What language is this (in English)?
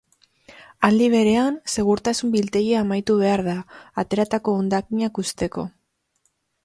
Basque